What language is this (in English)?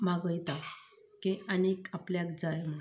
Konkani